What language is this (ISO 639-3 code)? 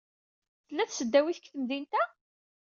kab